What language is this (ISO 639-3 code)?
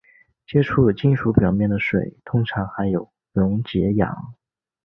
zho